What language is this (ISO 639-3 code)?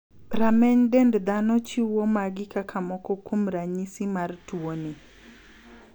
luo